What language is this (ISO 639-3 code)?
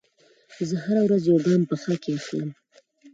pus